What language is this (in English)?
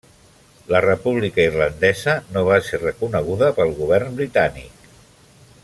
Catalan